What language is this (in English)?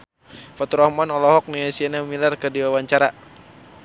Sundanese